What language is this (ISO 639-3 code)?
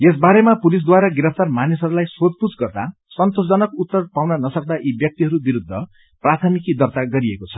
nep